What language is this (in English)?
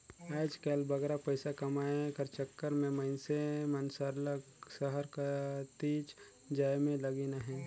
Chhattisgarhi